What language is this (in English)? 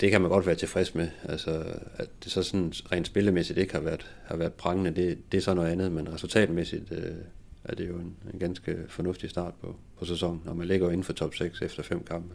Danish